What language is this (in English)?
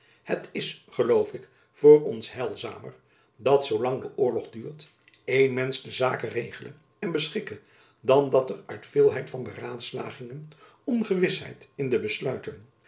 Dutch